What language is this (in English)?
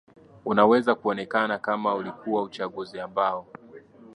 Swahili